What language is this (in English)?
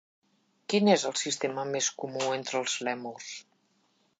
Catalan